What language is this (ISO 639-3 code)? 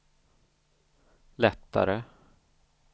swe